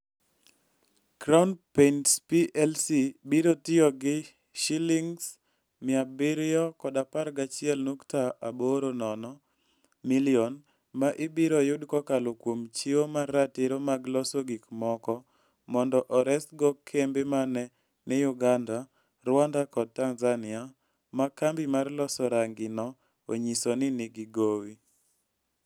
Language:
Luo (Kenya and Tanzania)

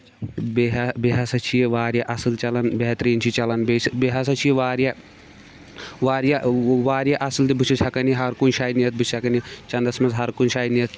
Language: Kashmiri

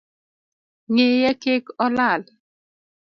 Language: Luo (Kenya and Tanzania)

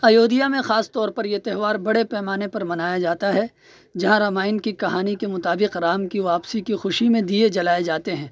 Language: Urdu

